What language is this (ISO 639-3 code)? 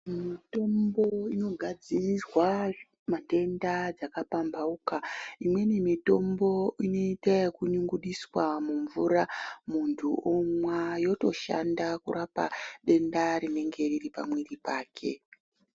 ndc